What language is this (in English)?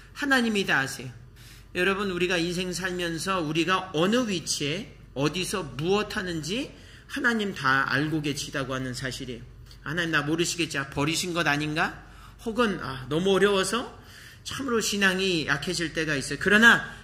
Korean